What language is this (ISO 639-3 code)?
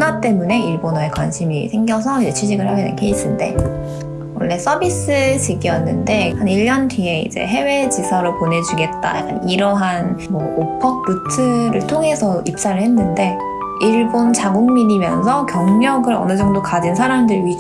kor